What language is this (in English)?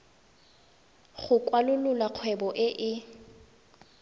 Tswana